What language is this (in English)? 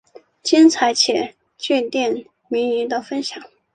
Chinese